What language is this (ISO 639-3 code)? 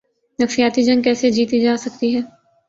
urd